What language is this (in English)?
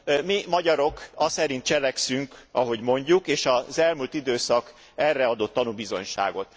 Hungarian